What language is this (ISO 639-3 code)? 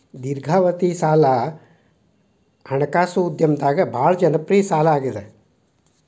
kan